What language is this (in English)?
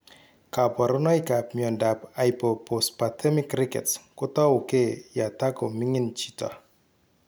Kalenjin